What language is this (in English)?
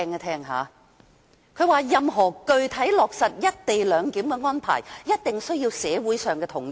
Cantonese